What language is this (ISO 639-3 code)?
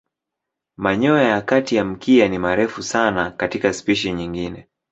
swa